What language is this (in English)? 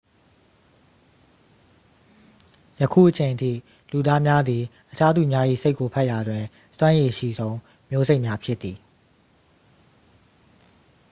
Burmese